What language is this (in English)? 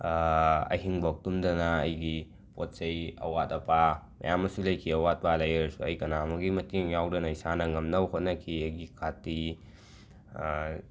Manipuri